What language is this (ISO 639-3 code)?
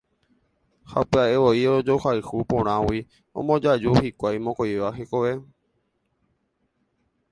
grn